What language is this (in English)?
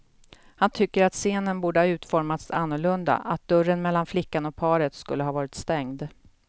Swedish